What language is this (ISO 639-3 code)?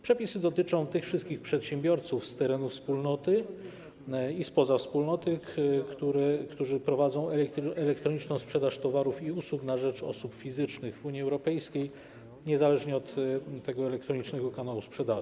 pol